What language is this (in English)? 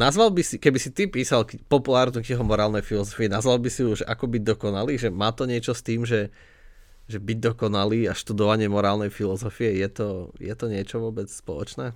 Slovak